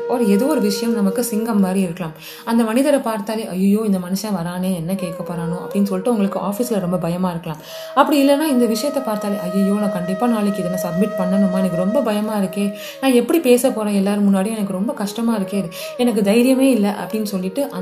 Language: Tamil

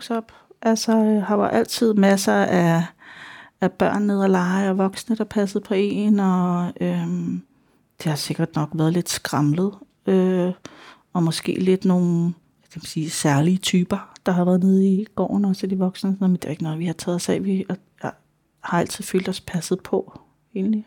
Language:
Danish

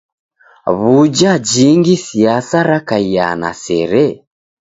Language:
Taita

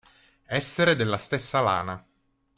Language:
Italian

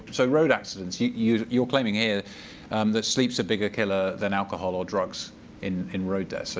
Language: English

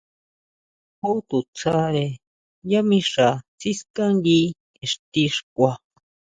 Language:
Huautla Mazatec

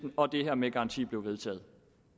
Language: Danish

